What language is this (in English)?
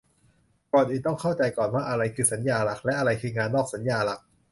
Thai